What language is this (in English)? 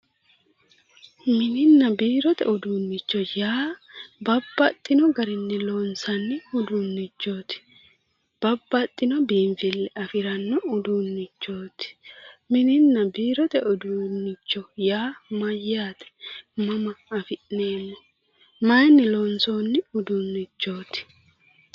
Sidamo